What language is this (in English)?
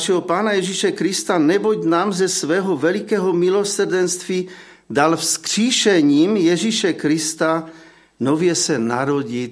Czech